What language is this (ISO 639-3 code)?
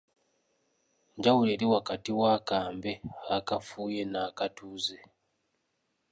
lug